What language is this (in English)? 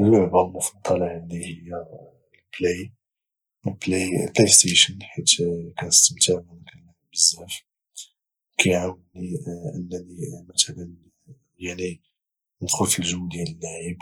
Moroccan Arabic